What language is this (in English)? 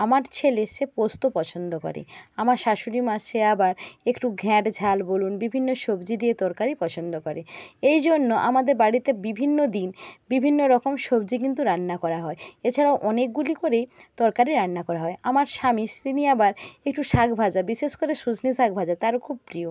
Bangla